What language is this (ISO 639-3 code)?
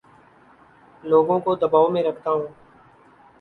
urd